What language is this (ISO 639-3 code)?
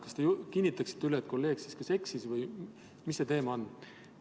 est